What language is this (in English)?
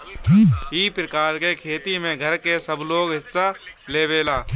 Bhojpuri